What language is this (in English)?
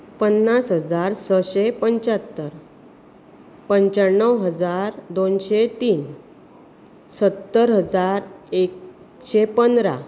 Konkani